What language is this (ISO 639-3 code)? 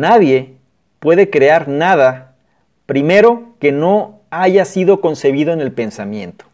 spa